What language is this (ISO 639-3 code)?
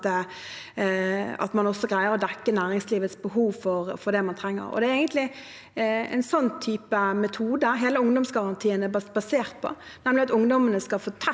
nor